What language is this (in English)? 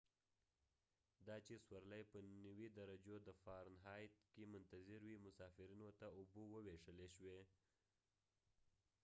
Pashto